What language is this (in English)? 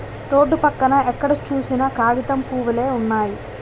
Telugu